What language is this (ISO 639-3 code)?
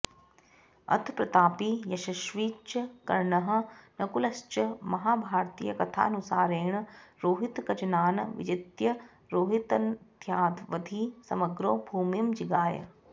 san